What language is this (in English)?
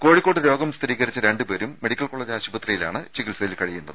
Malayalam